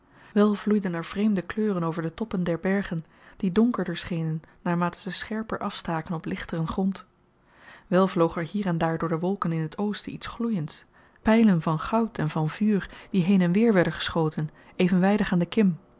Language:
Dutch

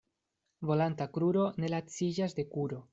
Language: Esperanto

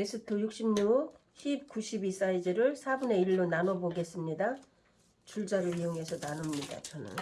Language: Korean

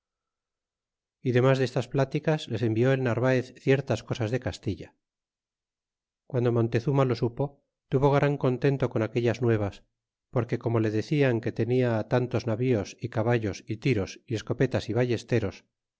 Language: Spanish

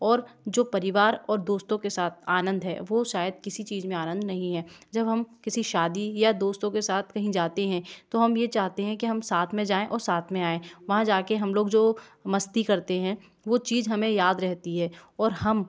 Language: Hindi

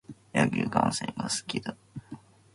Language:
Japanese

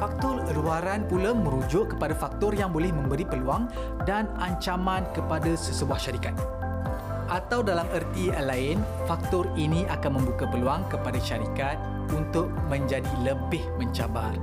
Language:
Malay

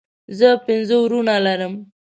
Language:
Pashto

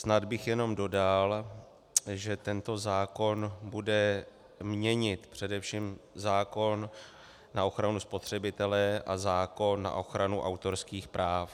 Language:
Czech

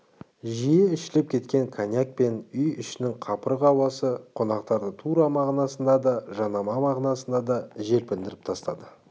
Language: Kazakh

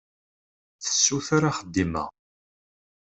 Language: Kabyle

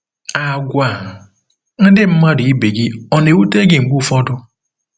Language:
Igbo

